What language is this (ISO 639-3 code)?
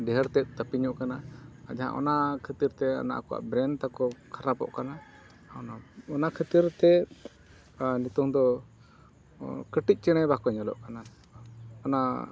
sat